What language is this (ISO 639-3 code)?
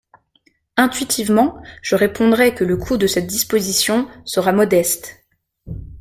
fra